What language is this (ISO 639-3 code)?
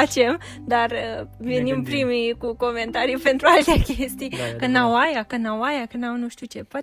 ron